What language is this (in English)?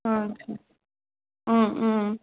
Tamil